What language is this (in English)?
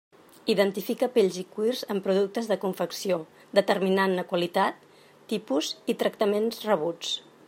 Catalan